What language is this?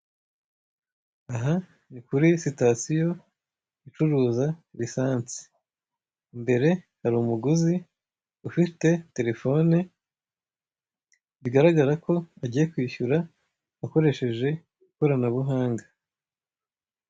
Kinyarwanda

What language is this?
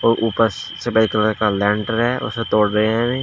Hindi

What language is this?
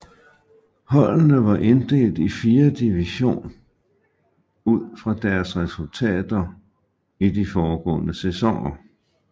Danish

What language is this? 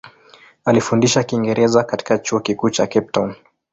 Swahili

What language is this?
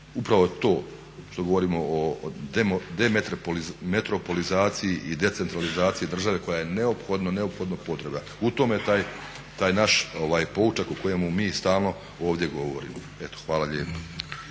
Croatian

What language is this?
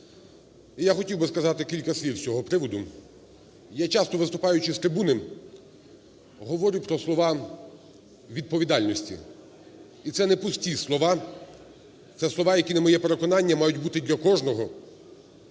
Ukrainian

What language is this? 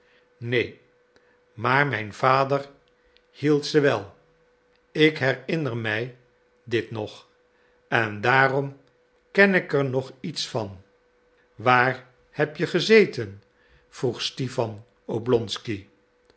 Dutch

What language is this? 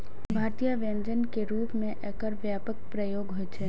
Maithili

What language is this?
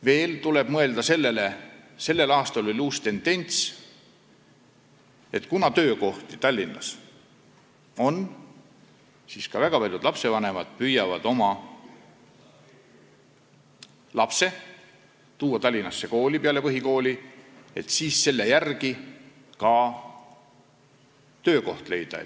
Estonian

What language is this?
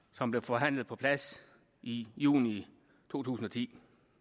Danish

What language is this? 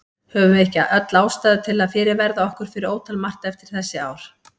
Icelandic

